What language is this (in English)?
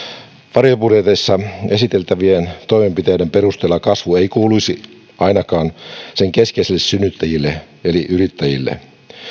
Finnish